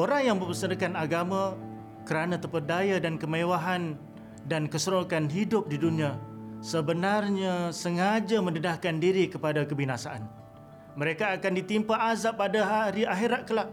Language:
Malay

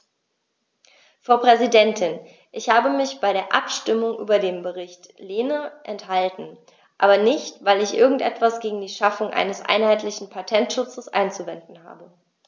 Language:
German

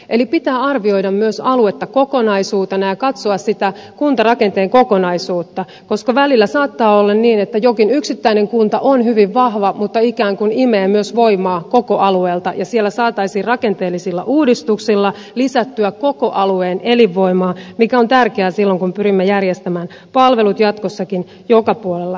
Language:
Finnish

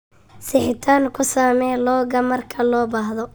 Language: Somali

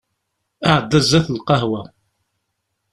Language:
Kabyle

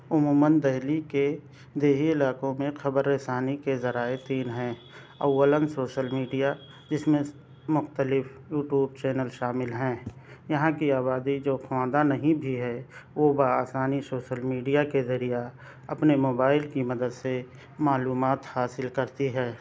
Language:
Urdu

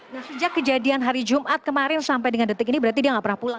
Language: Indonesian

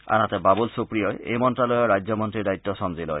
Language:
Assamese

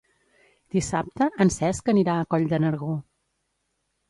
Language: Catalan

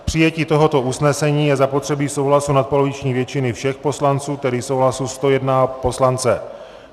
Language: Czech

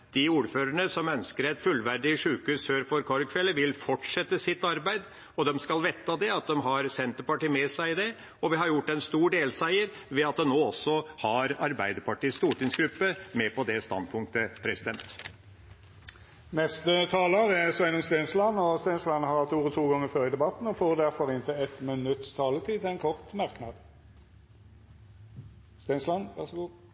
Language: Norwegian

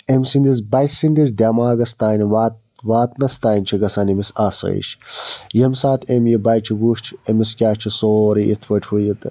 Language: Kashmiri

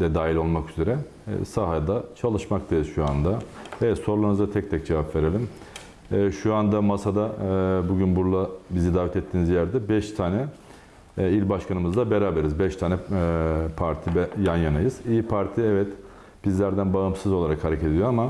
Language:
Turkish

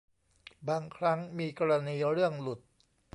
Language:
Thai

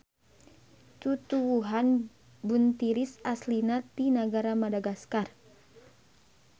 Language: Sundanese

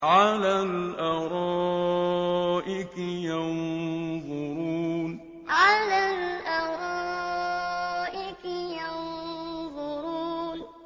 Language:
Arabic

